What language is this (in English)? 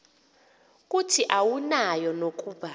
Xhosa